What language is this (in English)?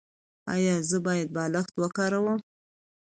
Pashto